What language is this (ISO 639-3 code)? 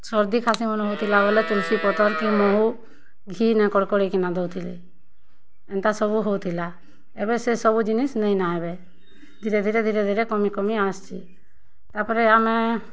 ori